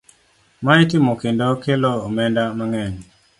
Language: Luo (Kenya and Tanzania)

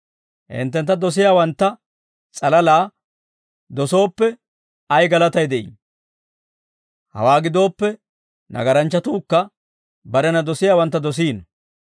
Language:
Dawro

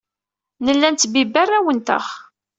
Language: Kabyle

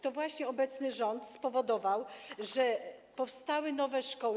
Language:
Polish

